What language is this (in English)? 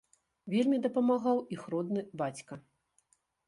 Belarusian